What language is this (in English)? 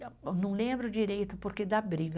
Portuguese